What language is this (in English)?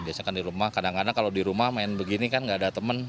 Indonesian